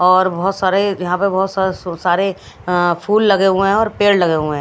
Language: Hindi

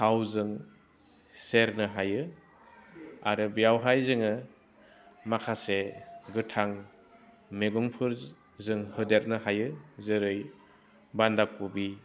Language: Bodo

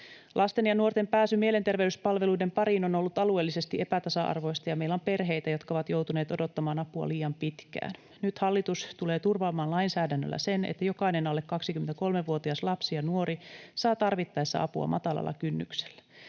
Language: Finnish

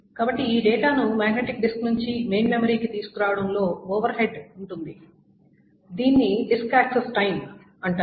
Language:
Telugu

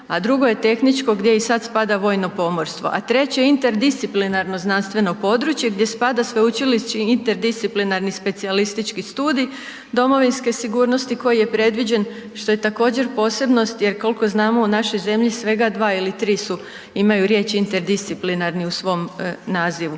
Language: Croatian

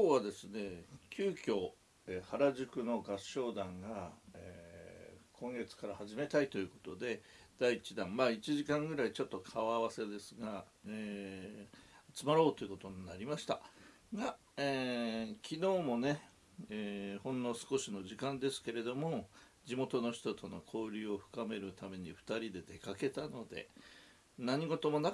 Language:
Japanese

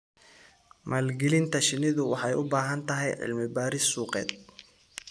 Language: Somali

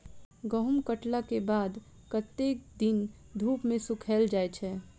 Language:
Maithili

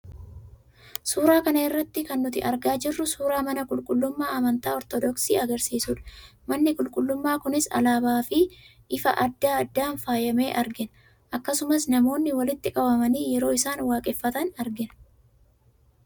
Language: Oromo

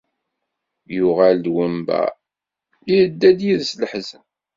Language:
Kabyle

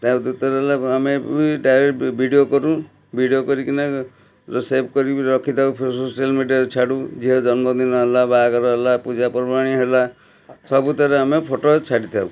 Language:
Odia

